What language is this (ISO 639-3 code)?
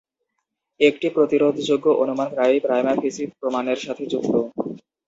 ben